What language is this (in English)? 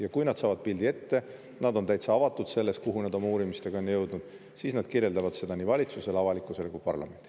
Estonian